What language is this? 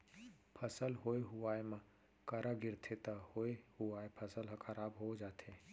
Chhattisgarhi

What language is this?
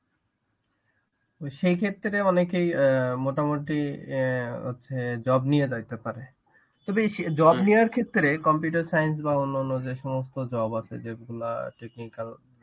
Bangla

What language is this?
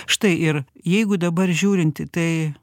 Lithuanian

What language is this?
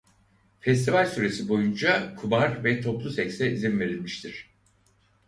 Turkish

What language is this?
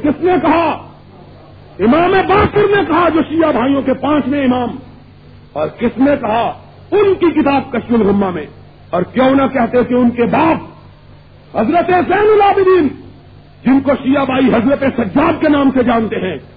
Urdu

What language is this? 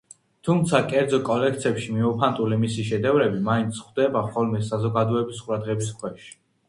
Georgian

